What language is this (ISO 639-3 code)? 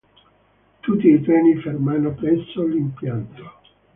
ita